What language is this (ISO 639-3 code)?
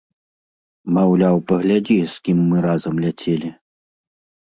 bel